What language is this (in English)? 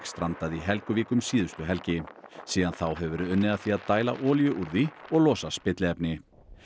Icelandic